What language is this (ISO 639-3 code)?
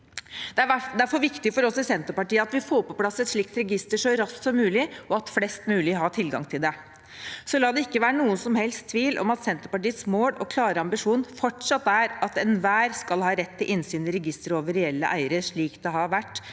nor